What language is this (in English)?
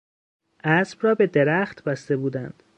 Persian